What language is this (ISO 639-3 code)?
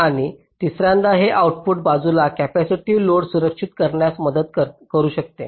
mar